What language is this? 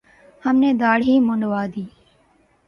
Urdu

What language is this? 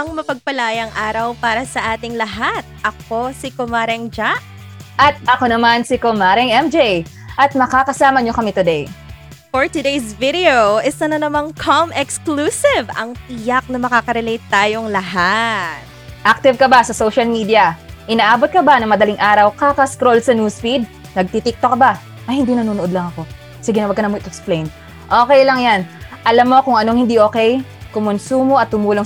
Filipino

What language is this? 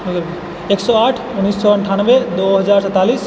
Maithili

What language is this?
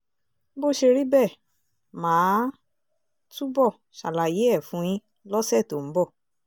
Yoruba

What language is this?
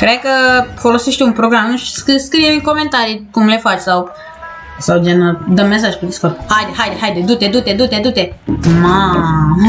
Romanian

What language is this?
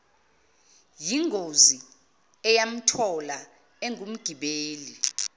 Zulu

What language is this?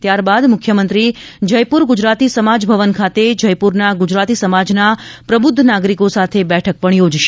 Gujarati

